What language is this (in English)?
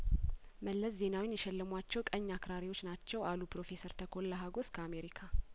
Amharic